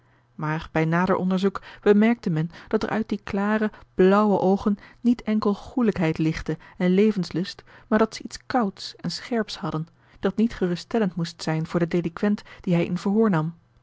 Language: Dutch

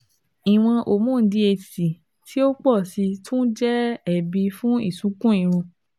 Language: Yoruba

